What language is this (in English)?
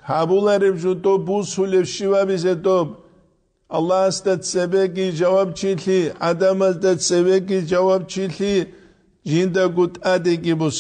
Arabic